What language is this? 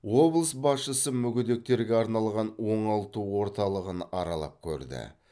Kazakh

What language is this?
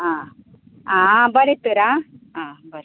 Konkani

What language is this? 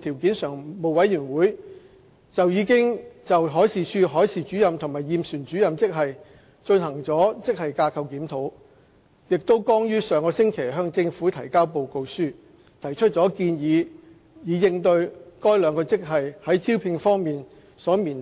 Cantonese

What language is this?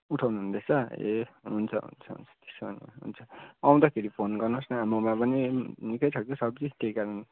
Nepali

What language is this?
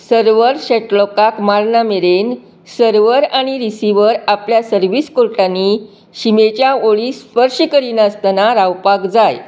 Konkani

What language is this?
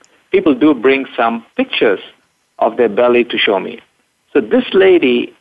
English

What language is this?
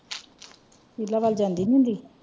Punjabi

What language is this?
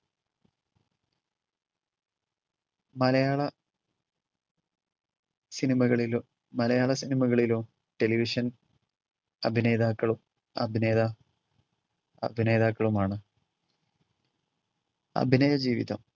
Malayalam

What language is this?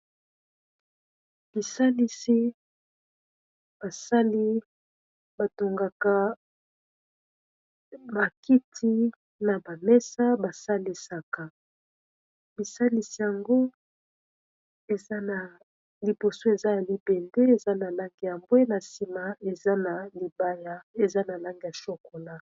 Lingala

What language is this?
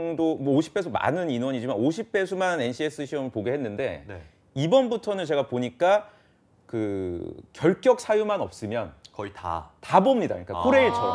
Korean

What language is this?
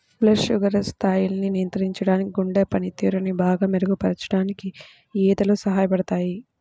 Telugu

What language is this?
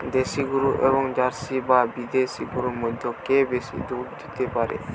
Bangla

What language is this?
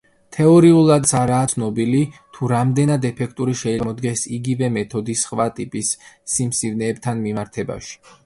Georgian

